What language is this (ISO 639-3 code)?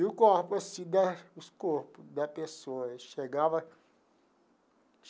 por